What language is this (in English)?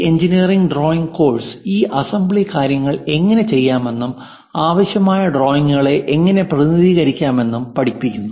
Malayalam